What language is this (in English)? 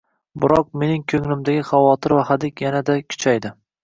Uzbek